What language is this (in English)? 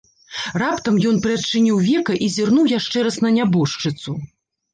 Belarusian